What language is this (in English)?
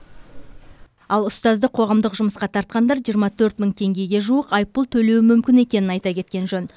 Kazakh